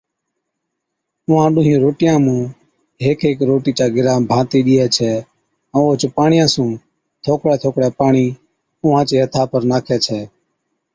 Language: Od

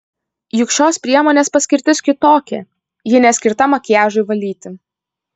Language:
Lithuanian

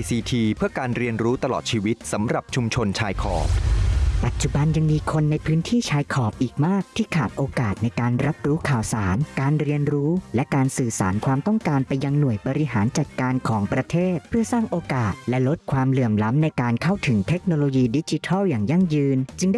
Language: Thai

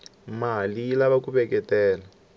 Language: Tsonga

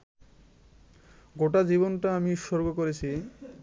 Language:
Bangla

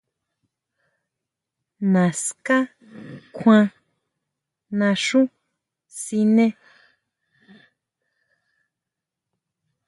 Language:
Huautla Mazatec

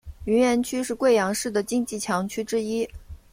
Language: Chinese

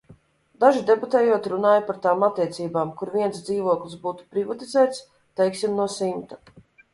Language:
Latvian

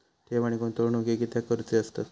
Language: Marathi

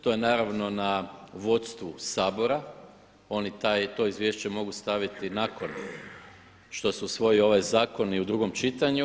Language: Croatian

